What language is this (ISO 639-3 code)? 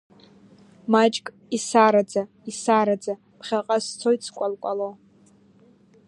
abk